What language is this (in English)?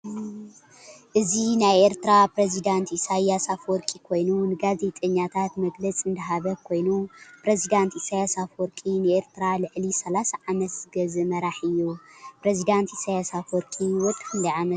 Tigrinya